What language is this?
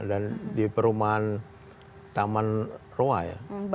Indonesian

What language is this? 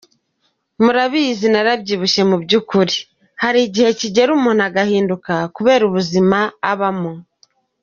Kinyarwanda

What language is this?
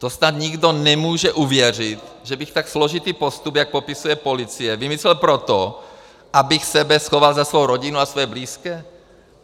Czech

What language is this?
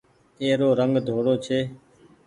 Goaria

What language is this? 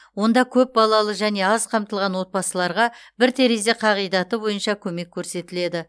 Kazakh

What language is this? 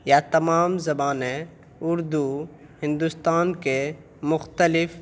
Urdu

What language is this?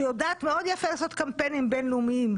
Hebrew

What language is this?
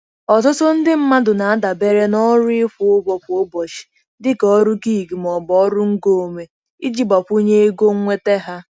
Igbo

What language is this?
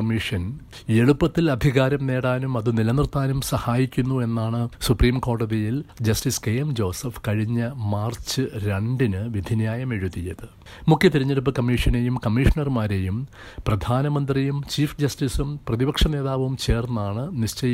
Malayalam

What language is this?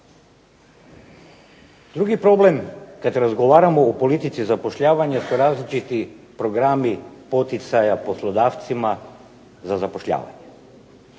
Croatian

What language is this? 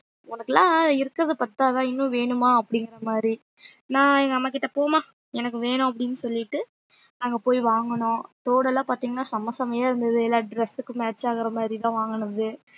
Tamil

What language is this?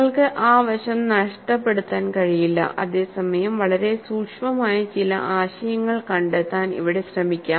Malayalam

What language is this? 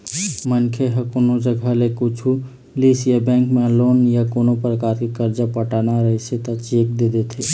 Chhattisgarhi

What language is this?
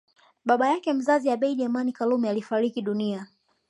Swahili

